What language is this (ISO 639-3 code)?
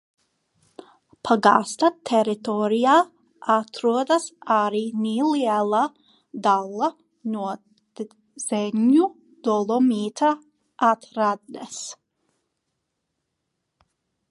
lav